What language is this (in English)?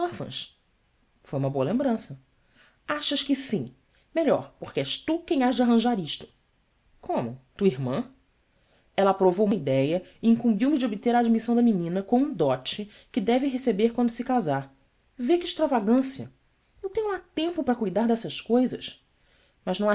Portuguese